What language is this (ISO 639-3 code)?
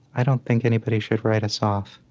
eng